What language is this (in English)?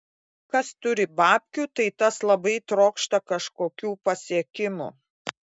Lithuanian